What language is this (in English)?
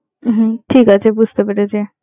Bangla